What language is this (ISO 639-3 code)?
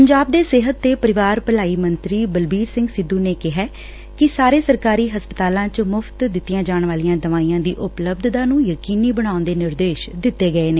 pan